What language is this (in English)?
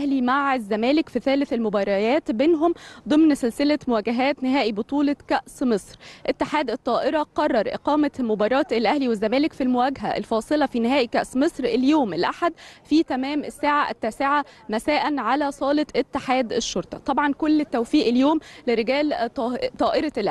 Arabic